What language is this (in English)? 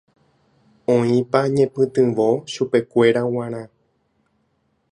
Guarani